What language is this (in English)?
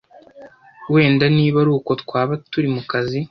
Kinyarwanda